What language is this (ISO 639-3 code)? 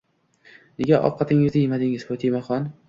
uzb